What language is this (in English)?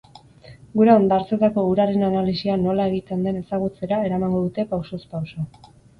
Basque